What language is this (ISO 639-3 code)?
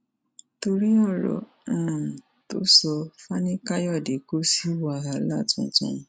yor